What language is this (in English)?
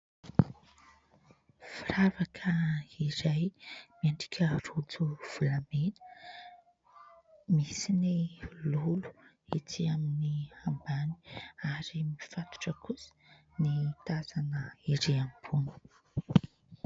Malagasy